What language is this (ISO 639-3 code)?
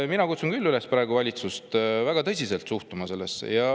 est